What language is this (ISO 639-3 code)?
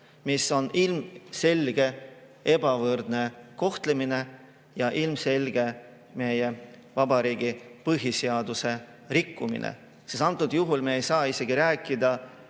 est